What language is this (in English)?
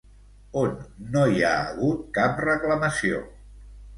Catalan